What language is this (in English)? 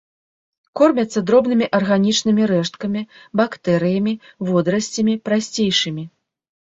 Belarusian